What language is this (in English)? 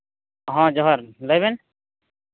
Santali